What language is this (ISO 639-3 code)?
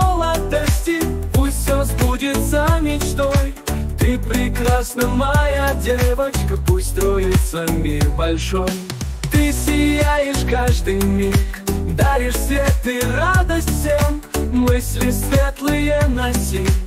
rus